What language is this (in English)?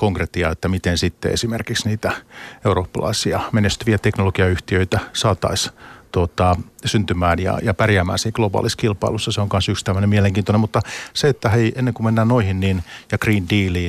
Finnish